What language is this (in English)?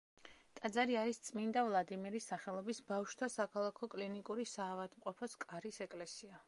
Georgian